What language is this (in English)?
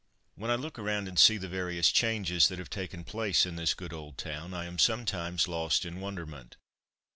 English